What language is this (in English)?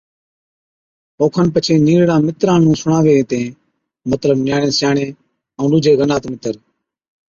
Od